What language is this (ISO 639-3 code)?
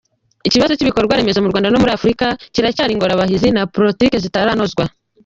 kin